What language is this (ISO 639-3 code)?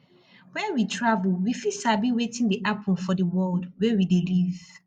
pcm